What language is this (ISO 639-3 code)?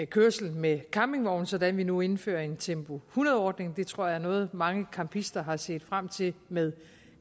dan